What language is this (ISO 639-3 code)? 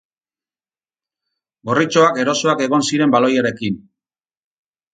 eus